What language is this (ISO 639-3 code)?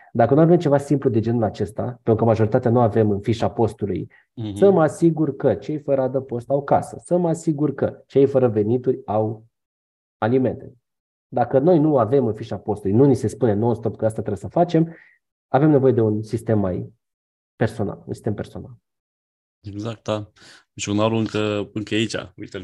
ron